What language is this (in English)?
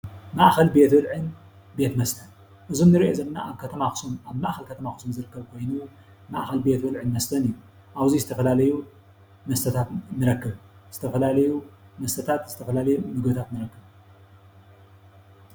Tigrinya